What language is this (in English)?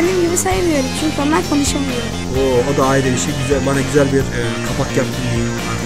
Turkish